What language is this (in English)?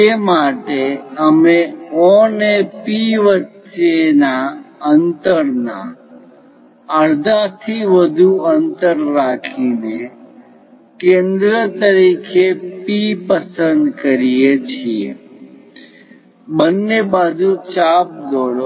Gujarati